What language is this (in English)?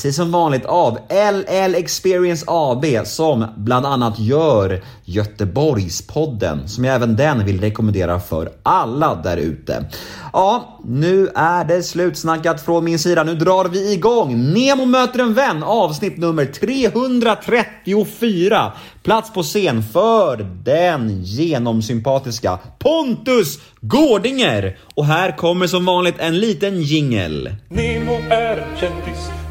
Swedish